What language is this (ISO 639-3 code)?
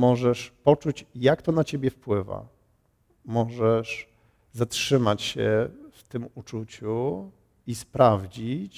pol